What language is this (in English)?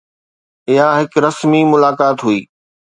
Sindhi